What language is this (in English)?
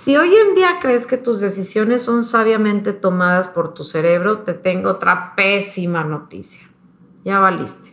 Spanish